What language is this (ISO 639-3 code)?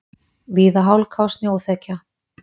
isl